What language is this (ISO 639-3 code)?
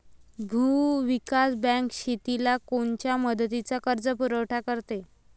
mar